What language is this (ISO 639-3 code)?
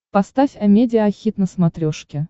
rus